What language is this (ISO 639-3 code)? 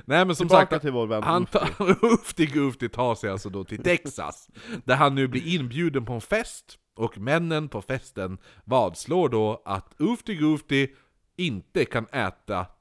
swe